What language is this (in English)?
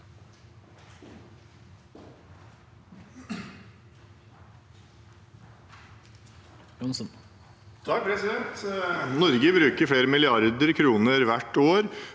Norwegian